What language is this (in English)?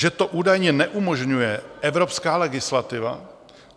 Czech